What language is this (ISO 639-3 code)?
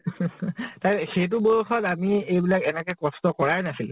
asm